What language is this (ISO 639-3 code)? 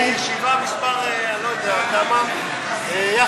heb